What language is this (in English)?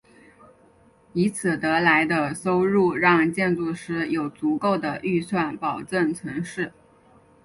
Chinese